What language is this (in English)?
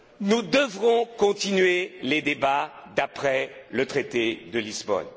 French